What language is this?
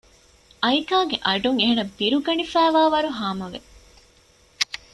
Divehi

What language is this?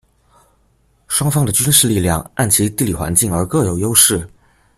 Chinese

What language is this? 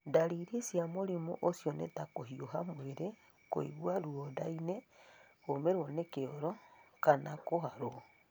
Kikuyu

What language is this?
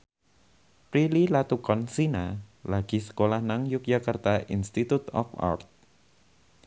Javanese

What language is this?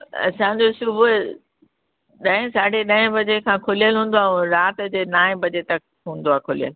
Sindhi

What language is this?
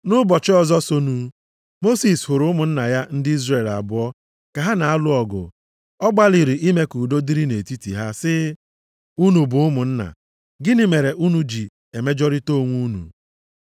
Igbo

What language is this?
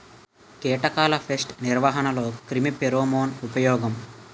Telugu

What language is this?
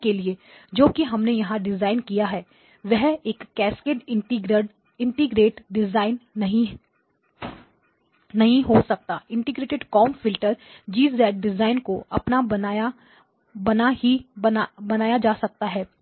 Hindi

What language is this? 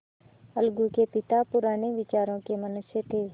Hindi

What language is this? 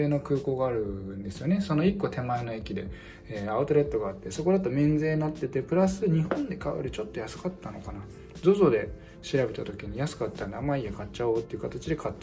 Japanese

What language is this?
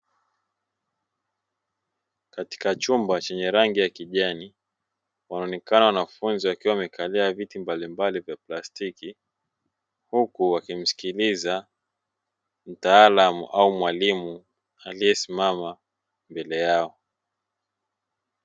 Swahili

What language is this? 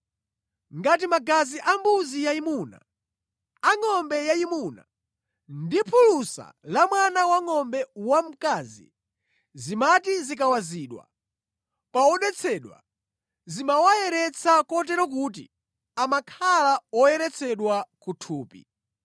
Nyanja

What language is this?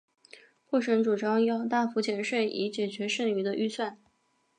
Chinese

